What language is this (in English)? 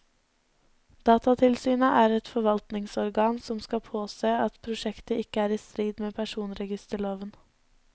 Norwegian